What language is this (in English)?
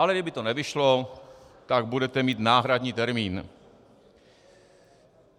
Czech